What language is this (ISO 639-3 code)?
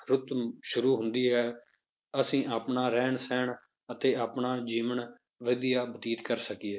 pan